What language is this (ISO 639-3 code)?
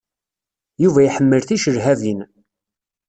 kab